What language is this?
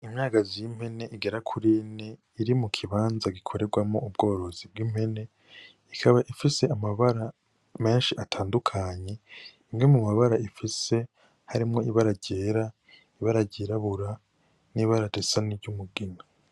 Rundi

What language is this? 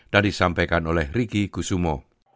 Indonesian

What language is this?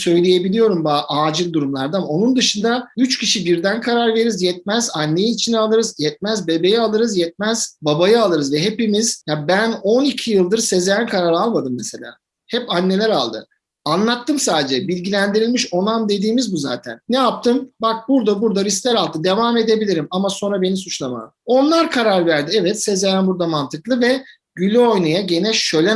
Turkish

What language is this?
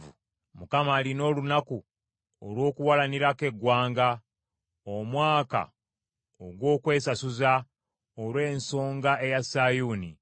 Ganda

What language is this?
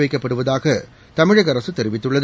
Tamil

